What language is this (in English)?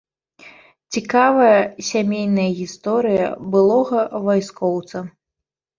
Belarusian